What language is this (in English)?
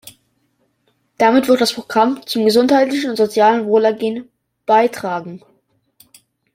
German